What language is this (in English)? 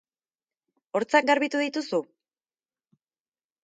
Basque